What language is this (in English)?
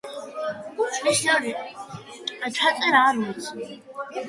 Georgian